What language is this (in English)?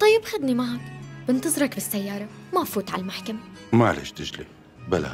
Arabic